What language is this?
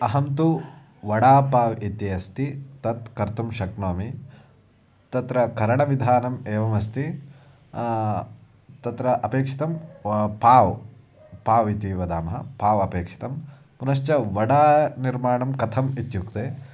Sanskrit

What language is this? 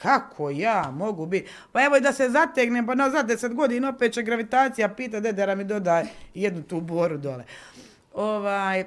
Croatian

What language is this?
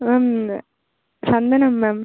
Tamil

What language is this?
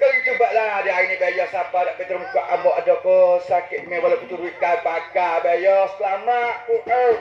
Malay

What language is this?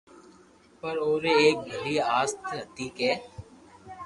Loarki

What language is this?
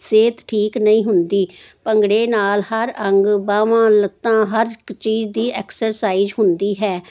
Punjabi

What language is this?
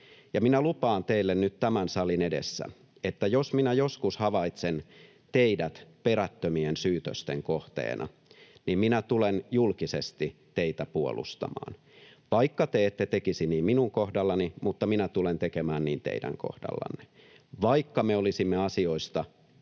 Finnish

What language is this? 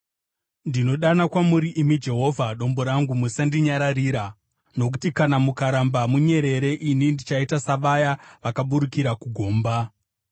Shona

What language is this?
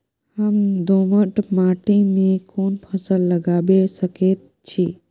Maithili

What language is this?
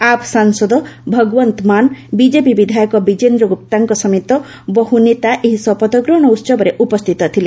Odia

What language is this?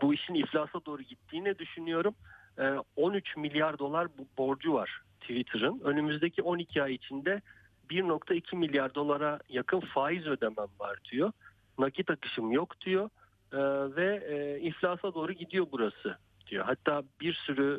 Turkish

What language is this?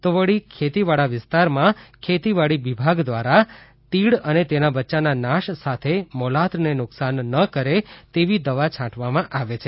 Gujarati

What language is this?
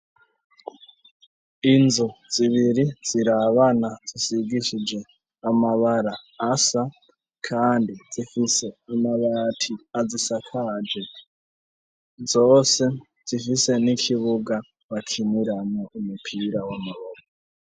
Rundi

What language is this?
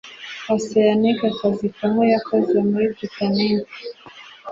Kinyarwanda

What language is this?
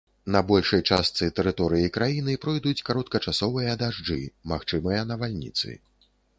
Belarusian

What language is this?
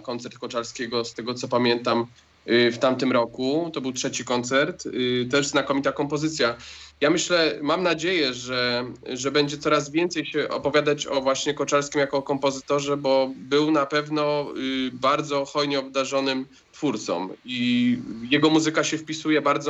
Polish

